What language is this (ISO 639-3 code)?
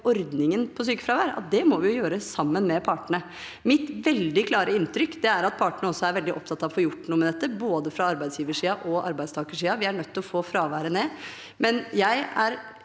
nor